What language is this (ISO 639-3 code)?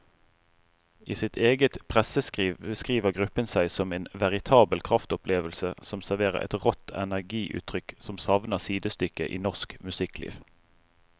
nor